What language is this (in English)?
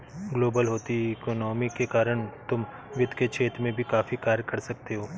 Hindi